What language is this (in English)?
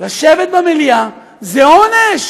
Hebrew